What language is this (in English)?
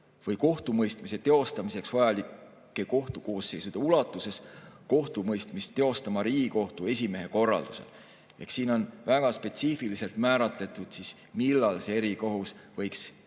Estonian